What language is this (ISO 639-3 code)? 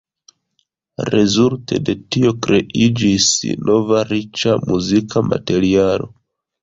epo